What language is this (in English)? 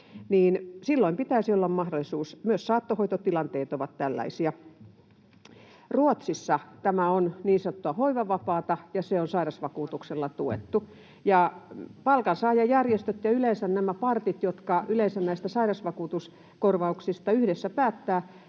Finnish